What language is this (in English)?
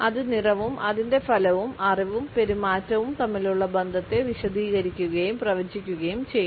Malayalam